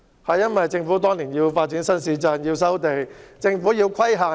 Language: Cantonese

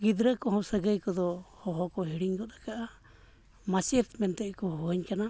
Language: Santali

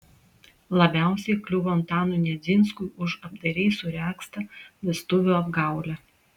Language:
Lithuanian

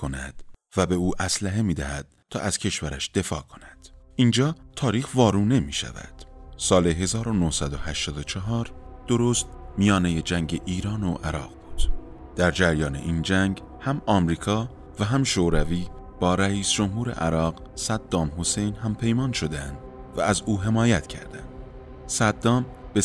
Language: Persian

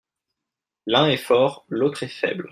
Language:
French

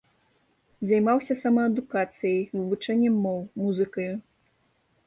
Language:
Belarusian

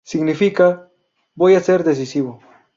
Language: Spanish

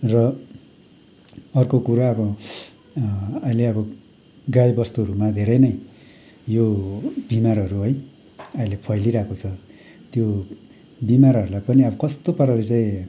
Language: Nepali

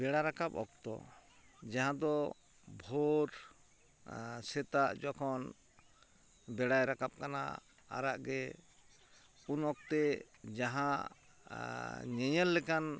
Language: Santali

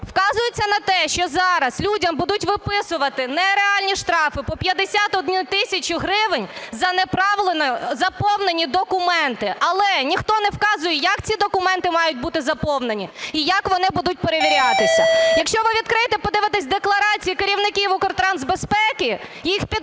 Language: Ukrainian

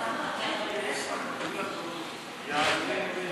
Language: Hebrew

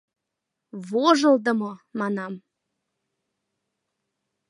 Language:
Mari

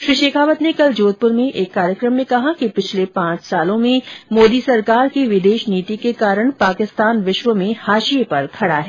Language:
Hindi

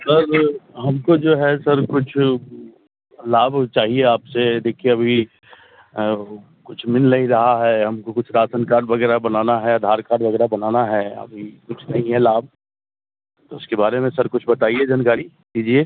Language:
Hindi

